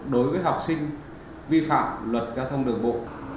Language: Vietnamese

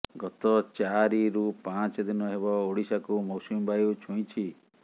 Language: Odia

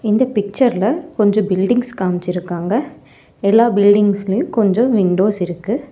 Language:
Tamil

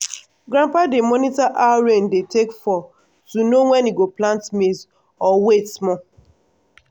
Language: Nigerian Pidgin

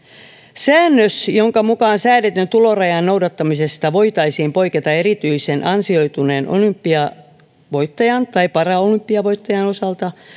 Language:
Finnish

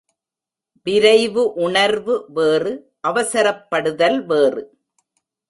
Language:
Tamil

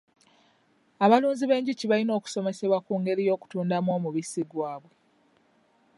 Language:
Ganda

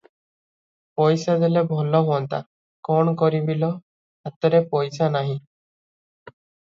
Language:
Odia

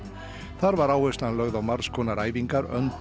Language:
Icelandic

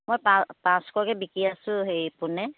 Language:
Assamese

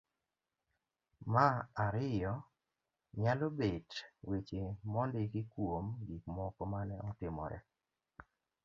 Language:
Luo (Kenya and Tanzania)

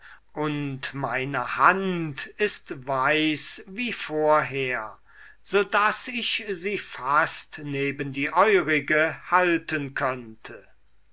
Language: German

